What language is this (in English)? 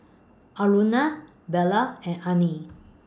English